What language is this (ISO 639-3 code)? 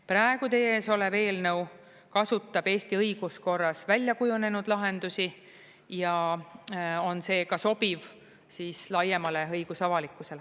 est